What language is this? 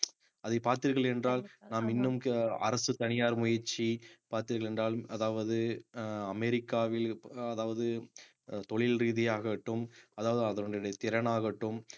Tamil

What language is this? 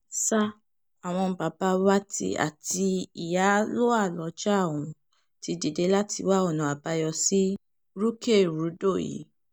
Yoruba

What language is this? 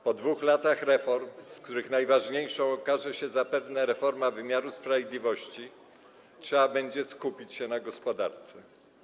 Polish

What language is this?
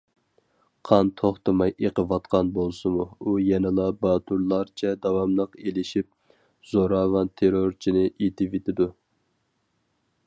Uyghur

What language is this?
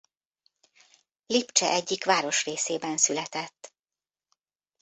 Hungarian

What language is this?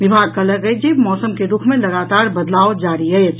Maithili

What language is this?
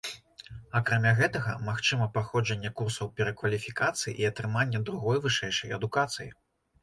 Belarusian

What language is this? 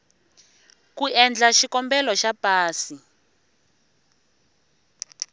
Tsonga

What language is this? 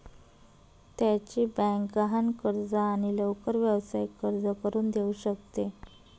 Marathi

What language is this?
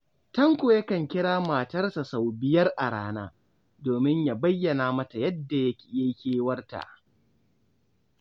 Hausa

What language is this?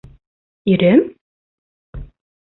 Bashkir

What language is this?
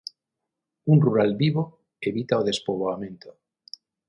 Galician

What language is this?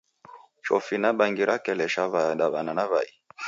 Taita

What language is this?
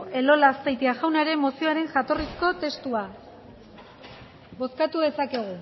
Basque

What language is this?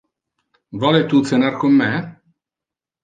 Interlingua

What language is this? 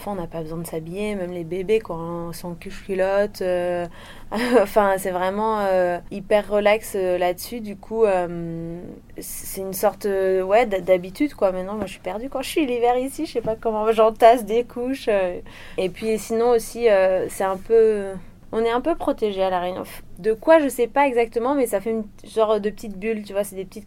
French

